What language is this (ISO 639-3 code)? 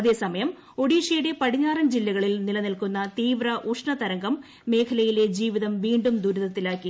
mal